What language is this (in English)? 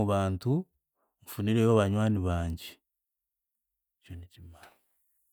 Chiga